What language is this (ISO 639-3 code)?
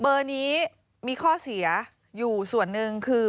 tha